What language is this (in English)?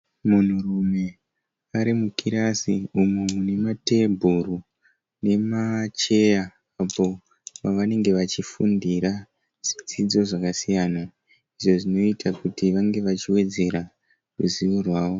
Shona